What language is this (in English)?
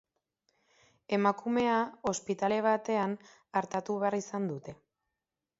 Basque